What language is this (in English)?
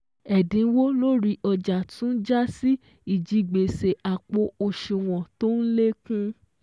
Yoruba